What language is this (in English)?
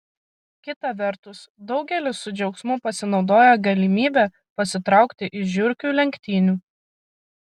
Lithuanian